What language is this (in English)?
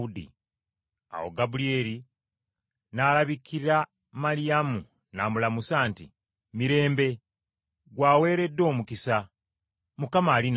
Ganda